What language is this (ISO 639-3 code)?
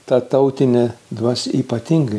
lit